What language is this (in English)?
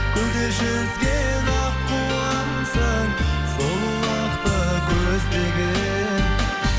Kazakh